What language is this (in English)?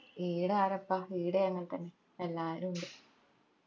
Malayalam